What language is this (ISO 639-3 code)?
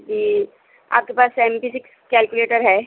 urd